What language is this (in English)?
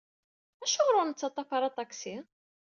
Kabyle